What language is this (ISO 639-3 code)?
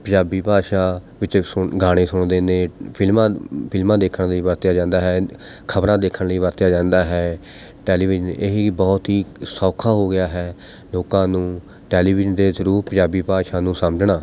pan